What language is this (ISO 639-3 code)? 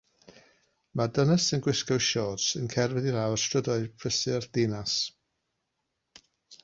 cym